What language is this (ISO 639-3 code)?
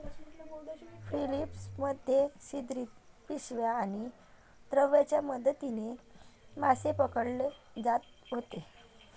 mar